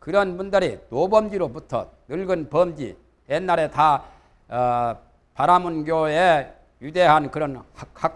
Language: Korean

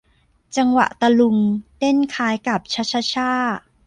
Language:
Thai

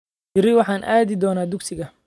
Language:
Somali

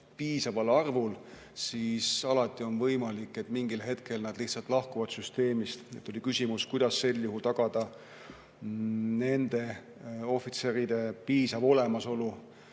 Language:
Estonian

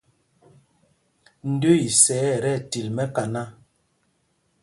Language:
Mpumpong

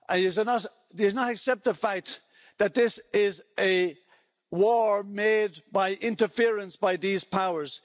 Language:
English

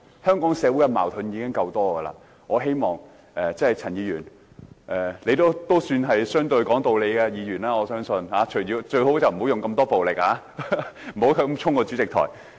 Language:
Cantonese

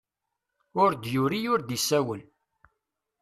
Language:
Kabyle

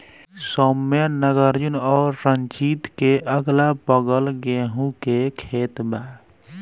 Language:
Bhojpuri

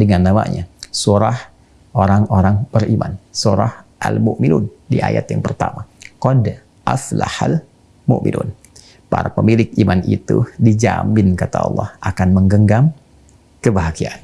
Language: Indonesian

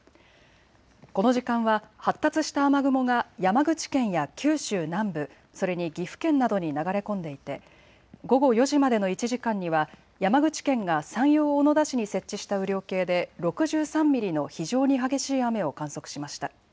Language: Japanese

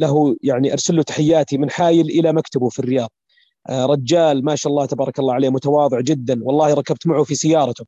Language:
Arabic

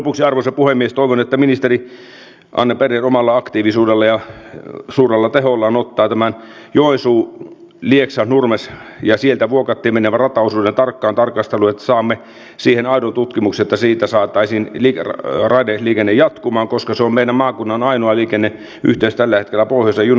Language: Finnish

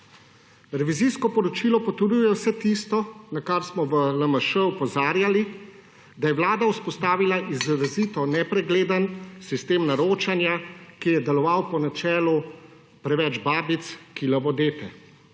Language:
Slovenian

